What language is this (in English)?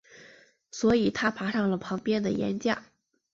Chinese